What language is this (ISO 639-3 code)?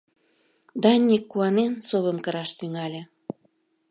chm